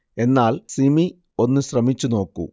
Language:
Malayalam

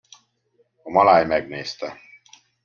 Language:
Hungarian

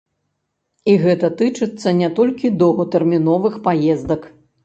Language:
Belarusian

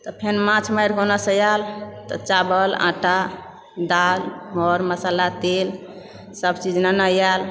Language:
Maithili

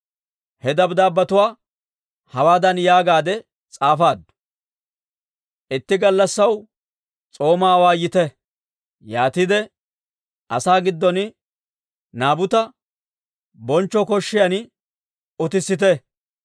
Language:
Dawro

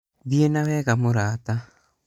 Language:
Kikuyu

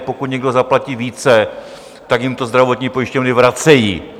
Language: Czech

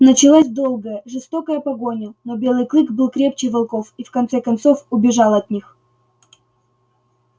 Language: Russian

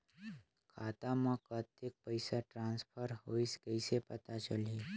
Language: Chhattisgarhi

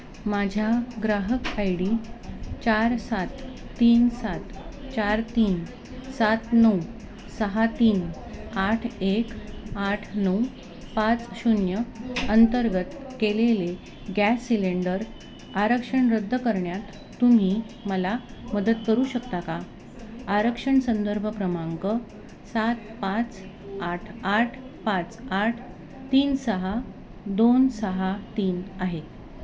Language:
Marathi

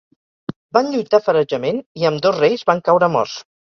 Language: Catalan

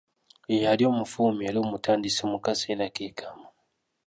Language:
Ganda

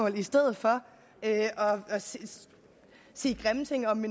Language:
Danish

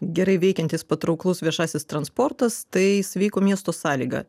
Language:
Lithuanian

